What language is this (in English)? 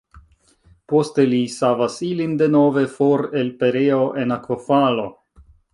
Esperanto